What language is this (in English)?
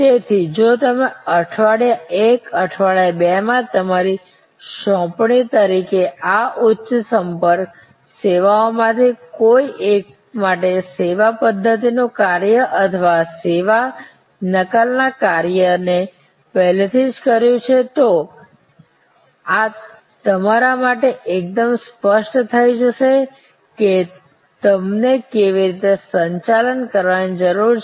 Gujarati